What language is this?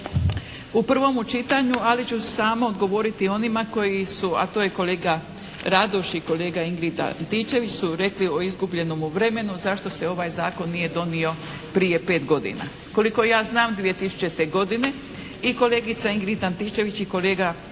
Croatian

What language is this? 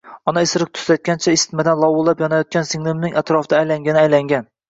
Uzbek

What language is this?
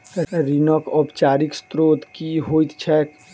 Maithili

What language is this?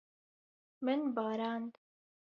Kurdish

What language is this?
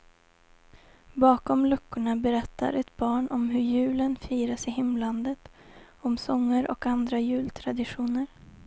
Swedish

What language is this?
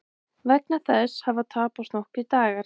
Icelandic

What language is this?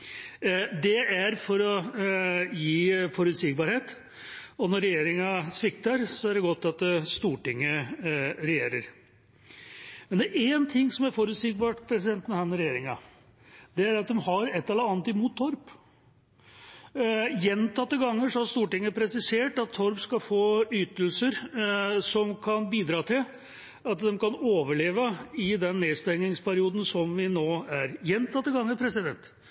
Norwegian Bokmål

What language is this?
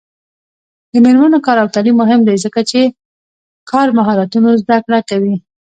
Pashto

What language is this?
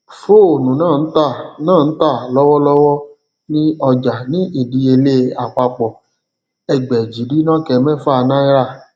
Yoruba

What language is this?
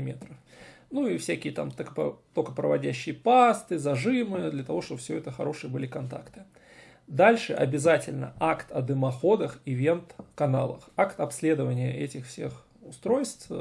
Russian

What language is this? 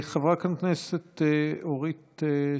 Hebrew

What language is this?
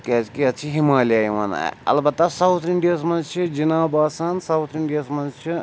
Kashmiri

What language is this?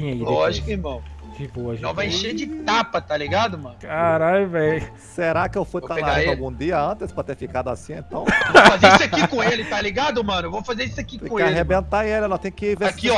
Portuguese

